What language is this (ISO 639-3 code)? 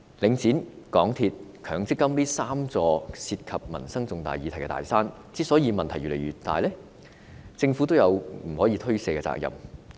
yue